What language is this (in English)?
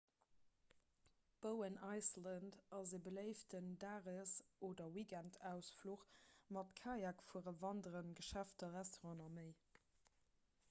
Luxembourgish